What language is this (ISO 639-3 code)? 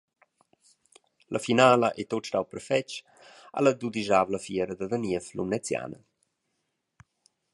roh